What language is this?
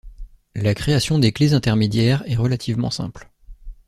French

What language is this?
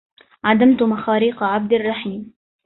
Arabic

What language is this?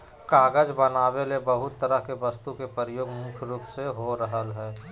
Magahi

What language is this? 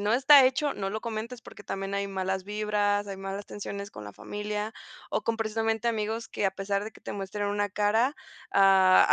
Spanish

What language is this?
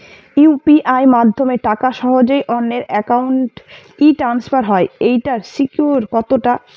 Bangla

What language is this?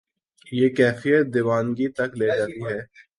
Urdu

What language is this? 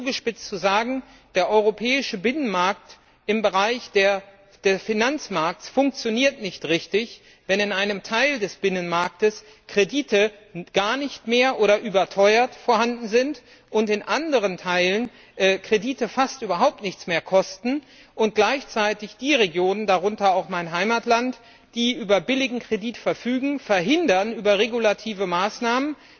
German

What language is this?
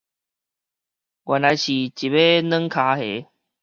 Min Nan Chinese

